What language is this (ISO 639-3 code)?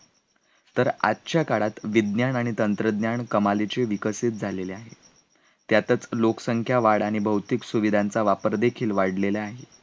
mar